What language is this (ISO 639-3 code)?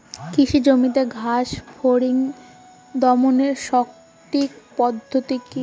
ben